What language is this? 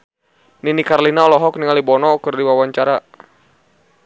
Sundanese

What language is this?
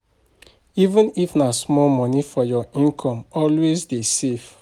Nigerian Pidgin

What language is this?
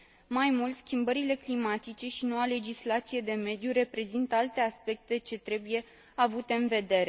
Romanian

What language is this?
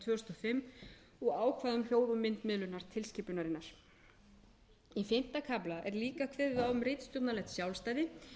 Icelandic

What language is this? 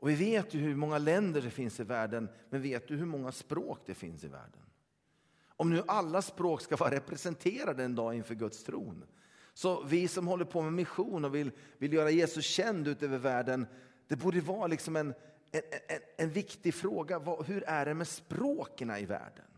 Swedish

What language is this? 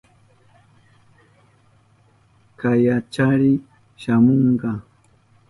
Southern Pastaza Quechua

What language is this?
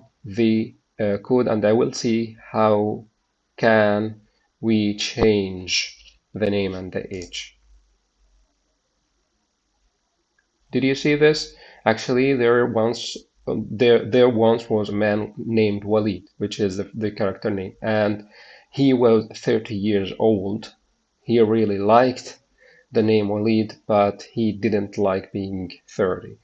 English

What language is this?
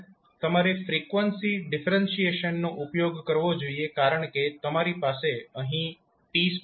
Gujarati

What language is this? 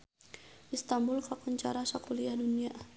Sundanese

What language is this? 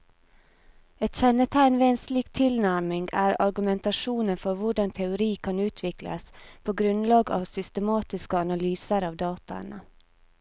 Norwegian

